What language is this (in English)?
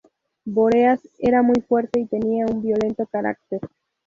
Spanish